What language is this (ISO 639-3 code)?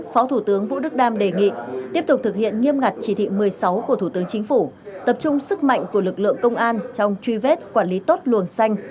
vie